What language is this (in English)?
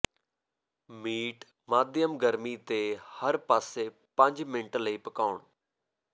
Punjabi